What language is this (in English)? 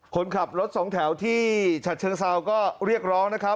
Thai